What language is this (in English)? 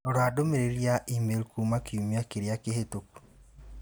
Kikuyu